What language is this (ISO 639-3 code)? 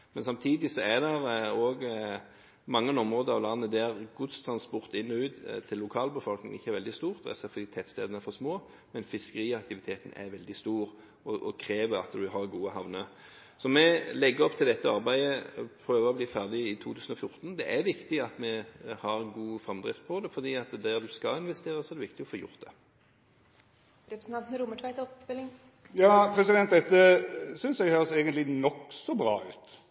nor